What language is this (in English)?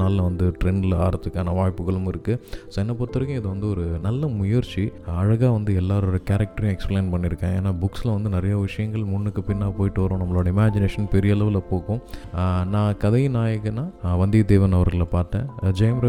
Tamil